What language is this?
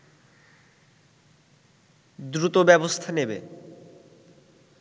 Bangla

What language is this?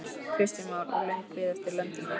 Icelandic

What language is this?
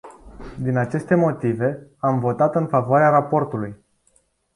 Romanian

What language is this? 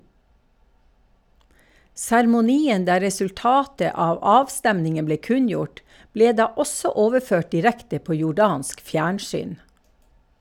Norwegian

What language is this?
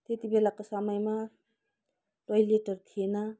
Nepali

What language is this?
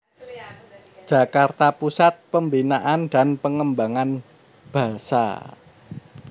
Javanese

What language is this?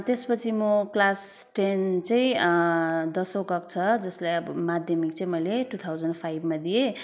Nepali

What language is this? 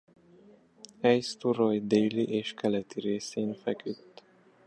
Hungarian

